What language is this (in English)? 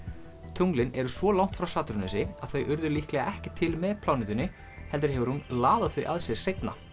Icelandic